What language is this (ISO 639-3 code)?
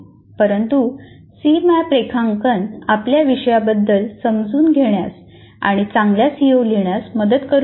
mar